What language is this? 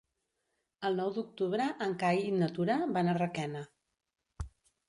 Catalan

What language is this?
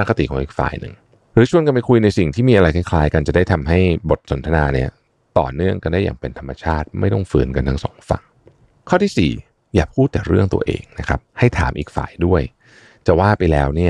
Thai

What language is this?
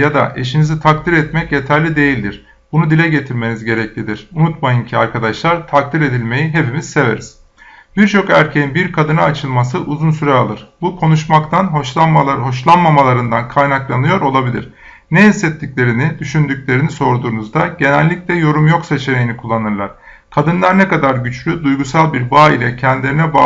Turkish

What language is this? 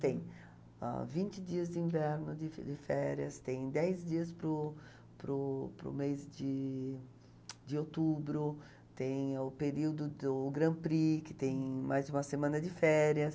Portuguese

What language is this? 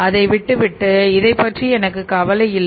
Tamil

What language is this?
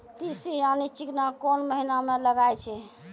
Maithili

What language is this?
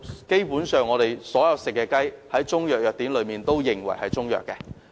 Cantonese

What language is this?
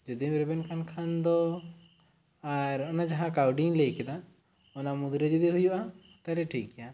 Santali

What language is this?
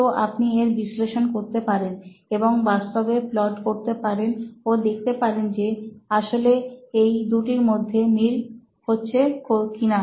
Bangla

